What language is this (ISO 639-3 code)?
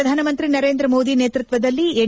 kan